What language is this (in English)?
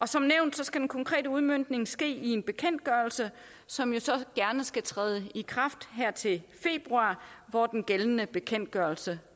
Danish